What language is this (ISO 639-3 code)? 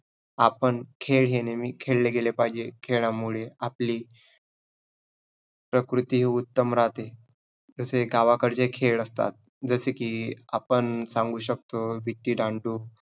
mar